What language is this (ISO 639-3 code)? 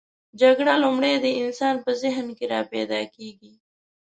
pus